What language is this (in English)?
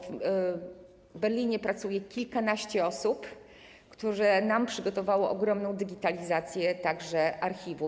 Polish